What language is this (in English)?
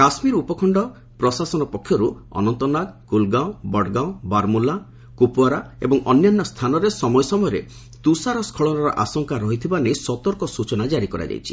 Odia